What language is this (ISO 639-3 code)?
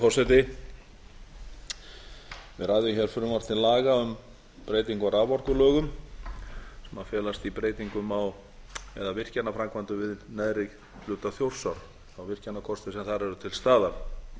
isl